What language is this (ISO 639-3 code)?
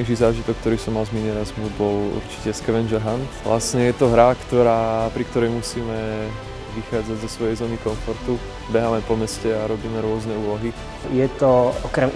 ukr